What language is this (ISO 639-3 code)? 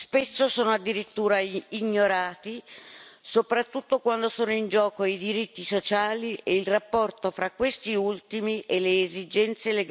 ita